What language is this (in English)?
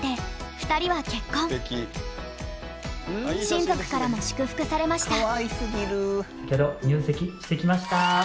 Japanese